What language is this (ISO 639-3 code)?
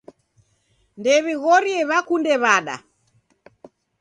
dav